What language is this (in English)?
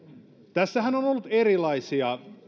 Finnish